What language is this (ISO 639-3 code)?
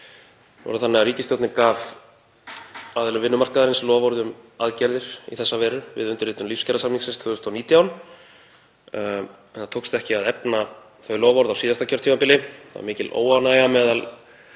isl